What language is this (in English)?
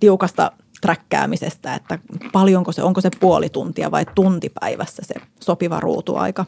Finnish